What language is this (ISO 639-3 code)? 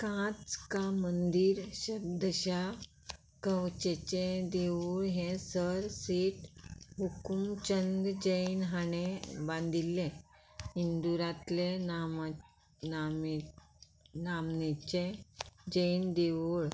kok